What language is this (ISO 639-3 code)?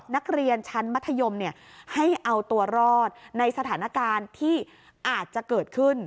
tha